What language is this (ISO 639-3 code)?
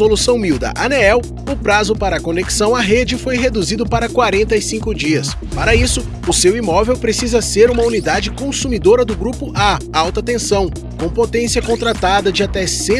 por